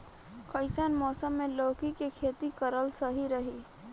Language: Bhojpuri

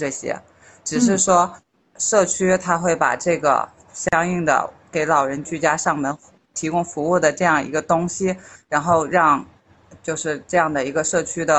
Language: Chinese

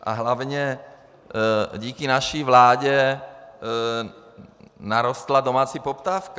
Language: Czech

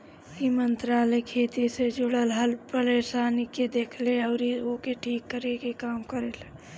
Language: Bhojpuri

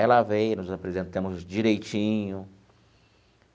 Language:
Portuguese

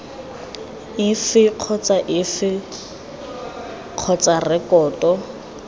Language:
Tswana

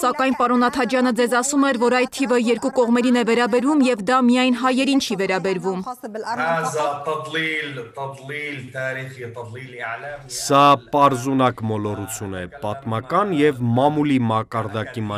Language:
Turkish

